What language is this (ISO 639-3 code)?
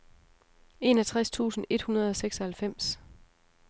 dan